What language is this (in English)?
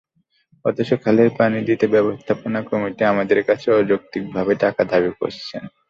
Bangla